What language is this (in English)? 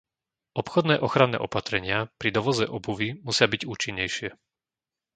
Slovak